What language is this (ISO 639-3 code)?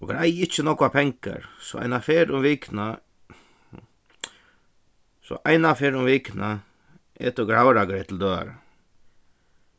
fao